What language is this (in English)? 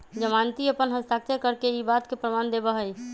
Magahi